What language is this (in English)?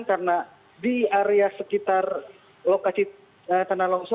Indonesian